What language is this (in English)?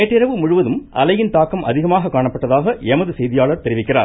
Tamil